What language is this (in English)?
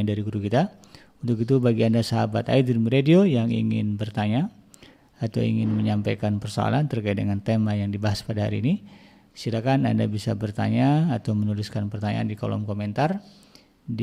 Indonesian